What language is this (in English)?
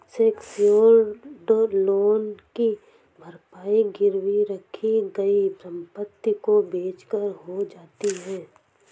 Hindi